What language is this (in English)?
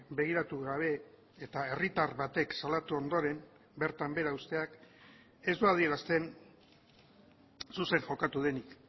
Basque